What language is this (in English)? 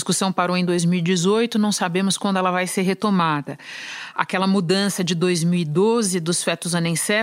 Portuguese